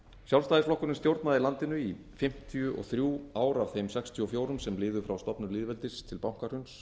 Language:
Icelandic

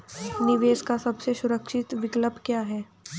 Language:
Hindi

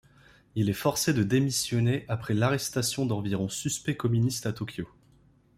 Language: French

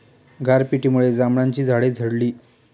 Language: Marathi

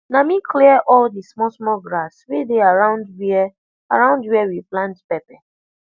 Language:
Nigerian Pidgin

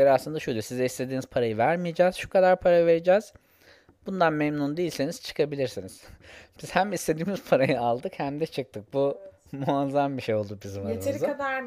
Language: Turkish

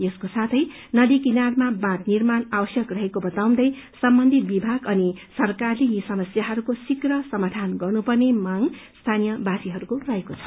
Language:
Nepali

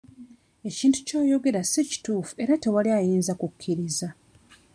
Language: Ganda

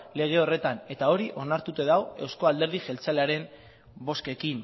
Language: Basque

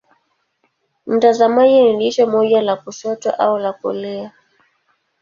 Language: Swahili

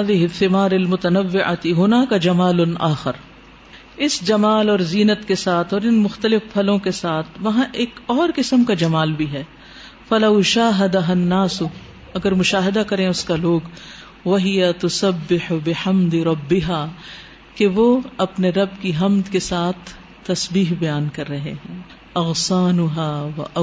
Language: Urdu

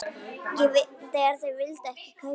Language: Icelandic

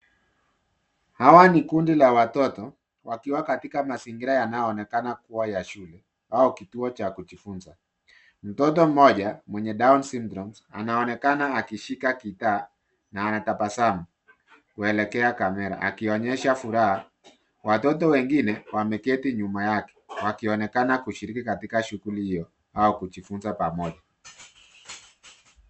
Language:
Swahili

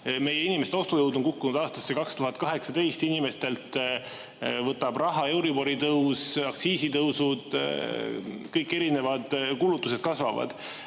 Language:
Estonian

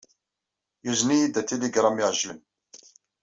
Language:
Kabyle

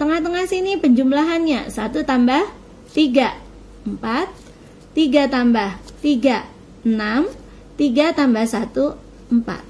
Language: Indonesian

